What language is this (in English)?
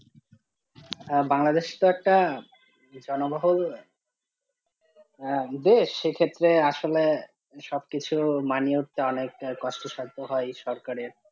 Bangla